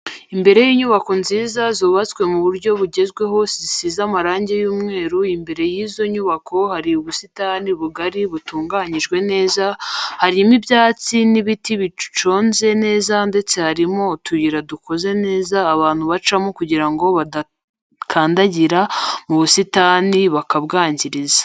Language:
Kinyarwanda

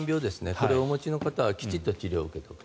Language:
Japanese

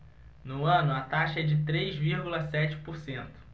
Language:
Portuguese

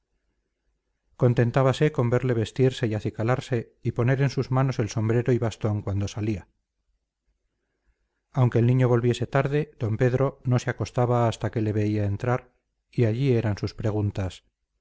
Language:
Spanish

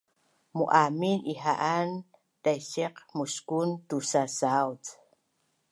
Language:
Bunun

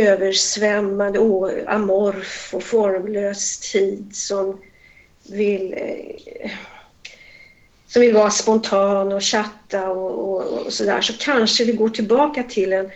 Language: Swedish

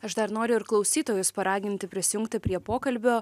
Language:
Lithuanian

